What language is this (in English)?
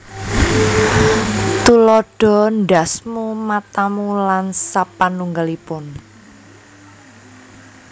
Javanese